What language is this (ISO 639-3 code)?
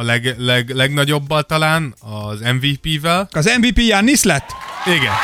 hun